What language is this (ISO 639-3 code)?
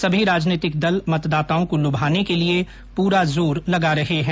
hin